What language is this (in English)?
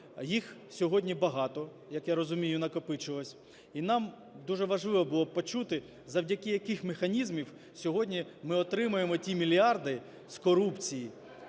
Ukrainian